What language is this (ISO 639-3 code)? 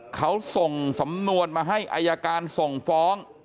tha